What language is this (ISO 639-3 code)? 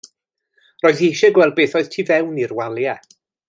cym